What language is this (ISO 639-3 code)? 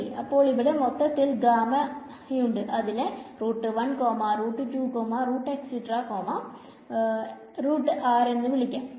mal